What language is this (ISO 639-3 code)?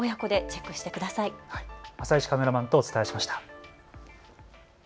jpn